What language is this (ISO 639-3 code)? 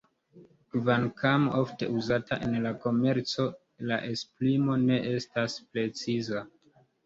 epo